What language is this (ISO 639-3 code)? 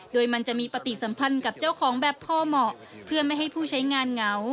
tha